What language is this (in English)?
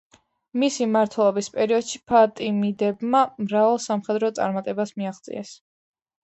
Georgian